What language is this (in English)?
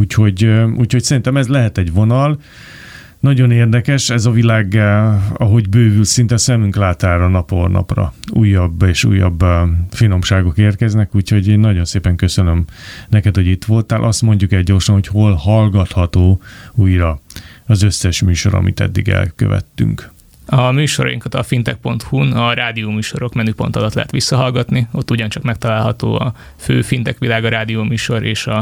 Hungarian